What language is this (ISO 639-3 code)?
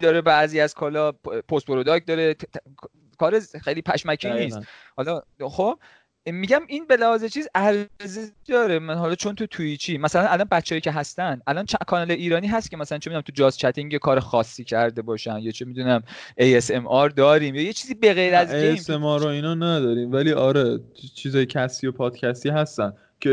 fas